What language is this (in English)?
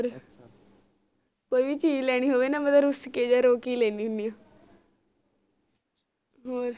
Punjabi